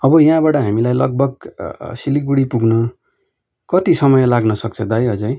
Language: Nepali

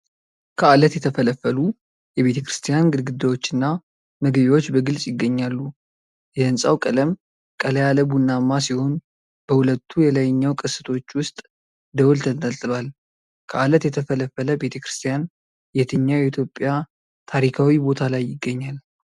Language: Amharic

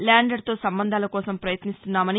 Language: Telugu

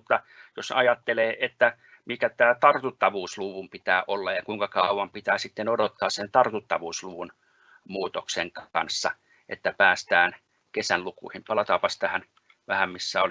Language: Finnish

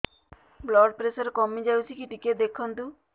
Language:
Odia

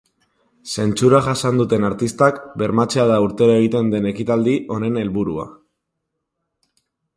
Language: Basque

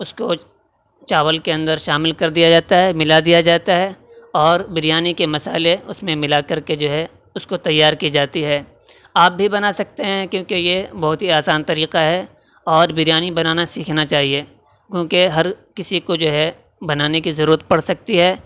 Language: Urdu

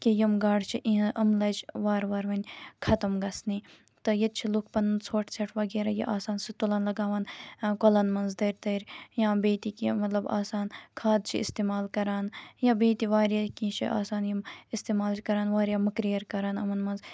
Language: Kashmiri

